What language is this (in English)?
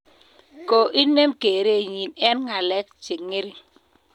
Kalenjin